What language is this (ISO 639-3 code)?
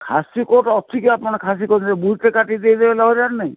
ori